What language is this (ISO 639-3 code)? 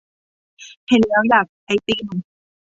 tha